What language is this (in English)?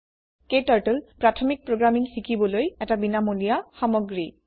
Assamese